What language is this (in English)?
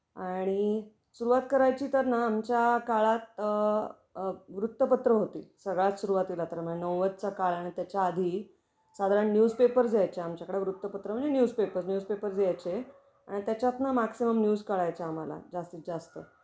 Marathi